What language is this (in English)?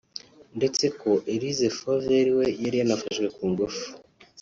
Kinyarwanda